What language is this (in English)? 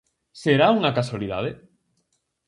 Galician